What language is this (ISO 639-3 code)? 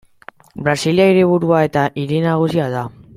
eus